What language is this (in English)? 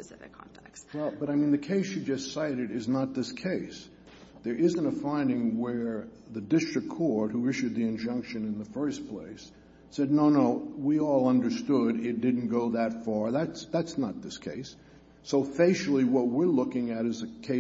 English